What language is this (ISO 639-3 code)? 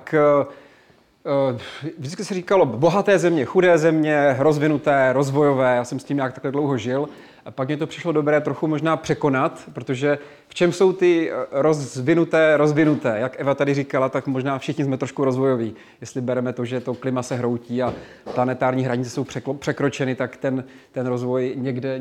ces